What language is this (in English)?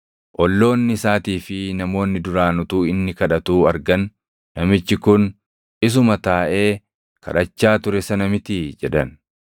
Oromo